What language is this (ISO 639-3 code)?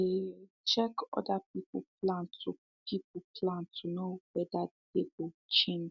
pcm